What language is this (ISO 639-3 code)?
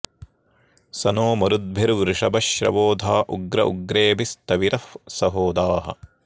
san